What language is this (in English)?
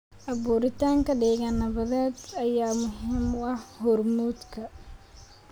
Somali